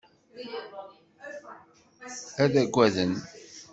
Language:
Kabyle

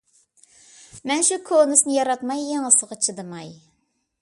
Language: Uyghur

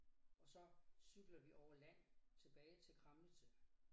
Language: Danish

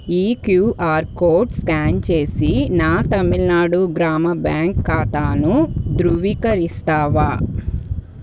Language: Telugu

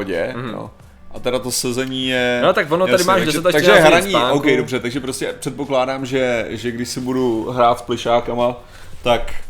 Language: Czech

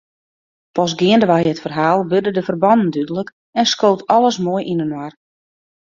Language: Western Frisian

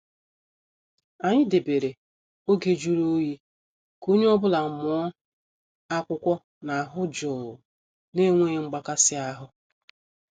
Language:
Igbo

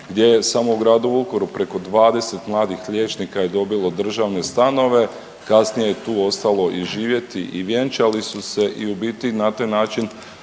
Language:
Croatian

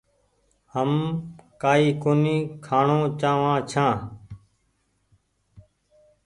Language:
Goaria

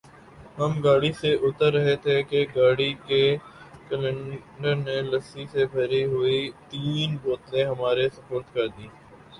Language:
Urdu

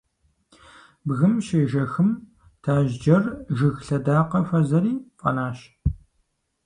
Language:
Kabardian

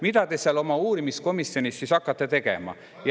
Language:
Estonian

